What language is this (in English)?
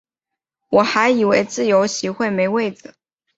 Chinese